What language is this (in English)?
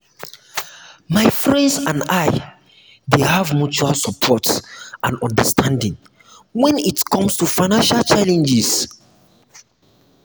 Nigerian Pidgin